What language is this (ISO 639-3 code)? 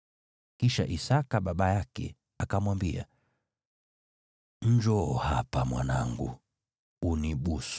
swa